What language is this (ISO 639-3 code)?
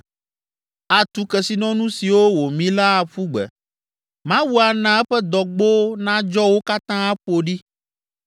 ewe